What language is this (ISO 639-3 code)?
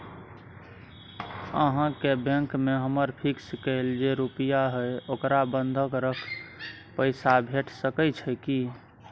mai